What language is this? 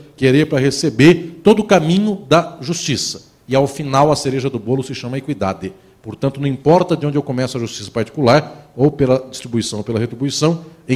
Portuguese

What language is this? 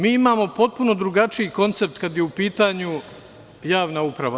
Serbian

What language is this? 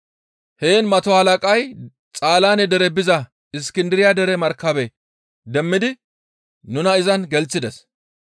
Gamo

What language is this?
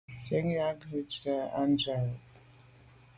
Medumba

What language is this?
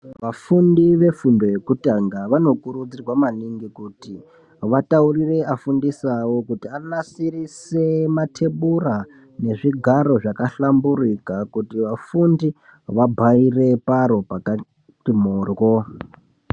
Ndau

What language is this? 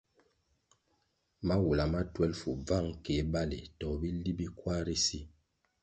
Kwasio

